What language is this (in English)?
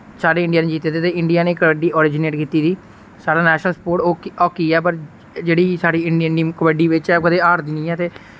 Dogri